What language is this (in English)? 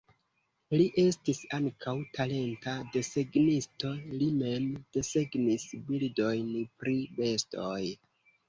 Esperanto